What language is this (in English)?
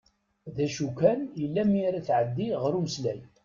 Kabyle